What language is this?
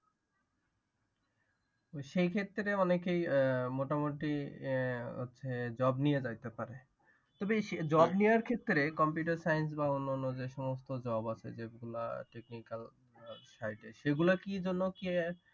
Bangla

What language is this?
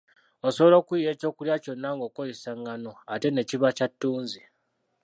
Ganda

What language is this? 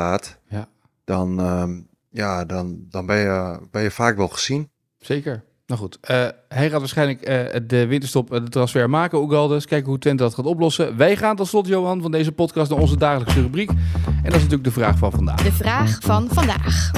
Dutch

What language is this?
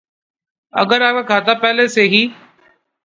Urdu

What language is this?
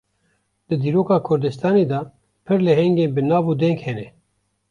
Kurdish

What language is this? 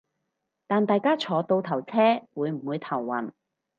Cantonese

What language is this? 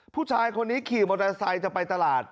Thai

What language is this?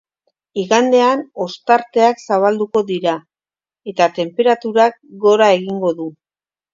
Basque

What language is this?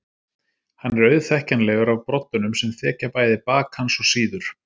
Icelandic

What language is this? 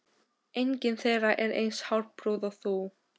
Icelandic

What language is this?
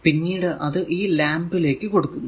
Malayalam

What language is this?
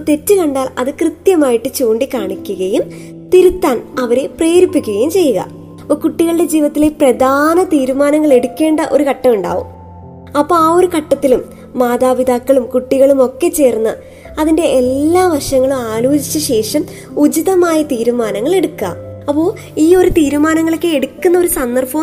Malayalam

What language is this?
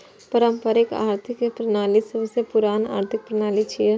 Maithili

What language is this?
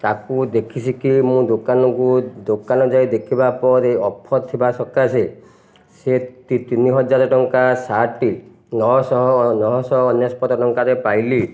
Odia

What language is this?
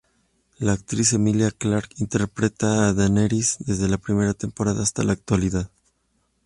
Spanish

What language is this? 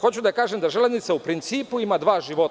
Serbian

